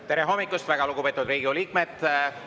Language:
Estonian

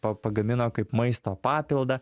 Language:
Lithuanian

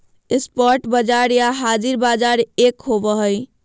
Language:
Magahi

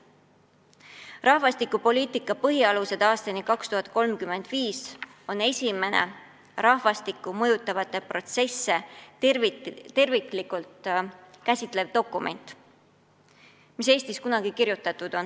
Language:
Estonian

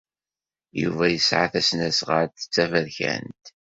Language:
Kabyle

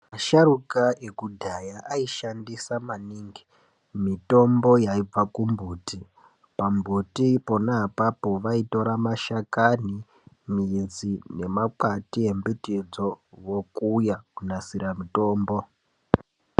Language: Ndau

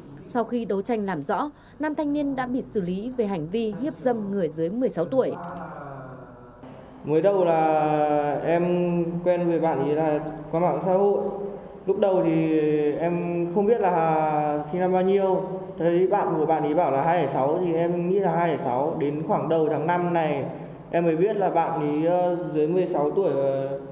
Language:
Vietnamese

